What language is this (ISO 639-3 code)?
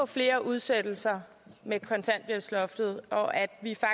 dan